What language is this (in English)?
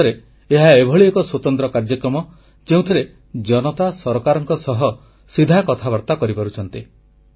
Odia